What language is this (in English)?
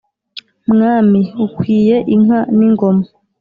Kinyarwanda